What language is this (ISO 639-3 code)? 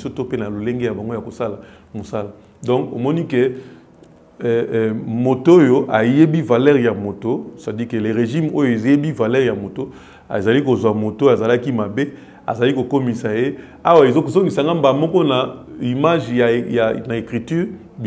fra